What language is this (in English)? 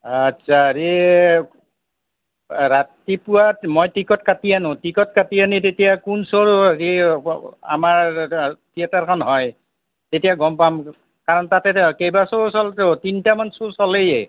Assamese